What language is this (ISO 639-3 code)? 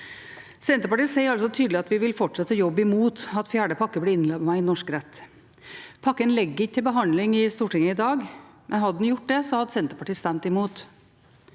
nor